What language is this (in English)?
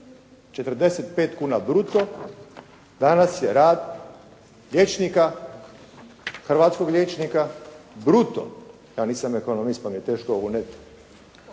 Croatian